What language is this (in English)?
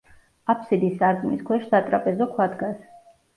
Georgian